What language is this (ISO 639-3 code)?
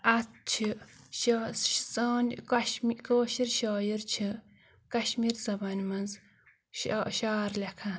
kas